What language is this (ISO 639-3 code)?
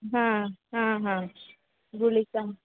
san